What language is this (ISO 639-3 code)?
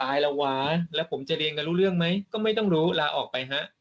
tha